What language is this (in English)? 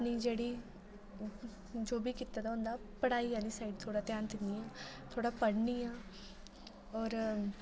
Dogri